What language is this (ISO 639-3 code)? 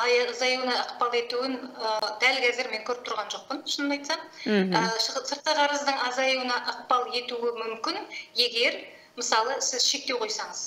tur